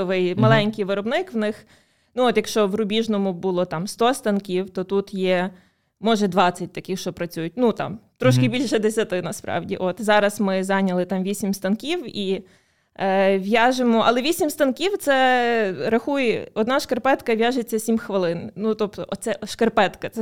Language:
Ukrainian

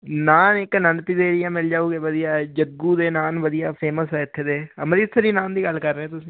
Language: Punjabi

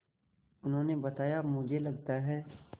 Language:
Hindi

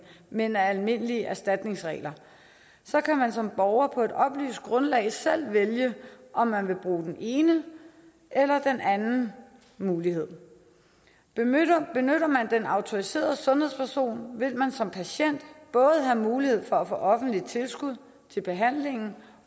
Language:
Danish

